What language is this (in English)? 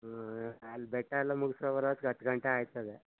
Kannada